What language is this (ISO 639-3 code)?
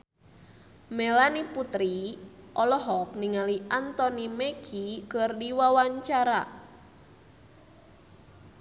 sun